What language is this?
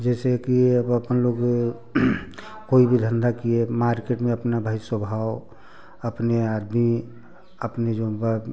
Hindi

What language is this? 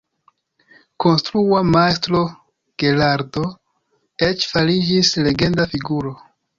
Esperanto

